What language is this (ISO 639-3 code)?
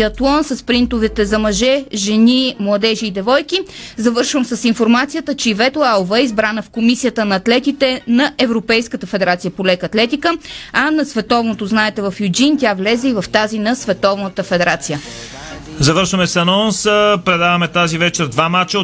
bul